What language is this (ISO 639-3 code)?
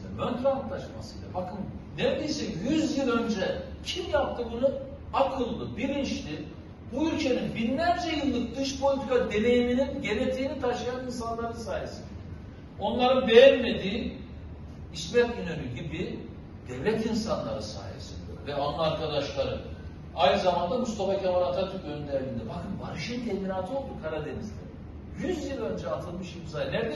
tur